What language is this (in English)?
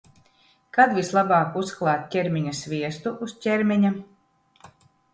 Latvian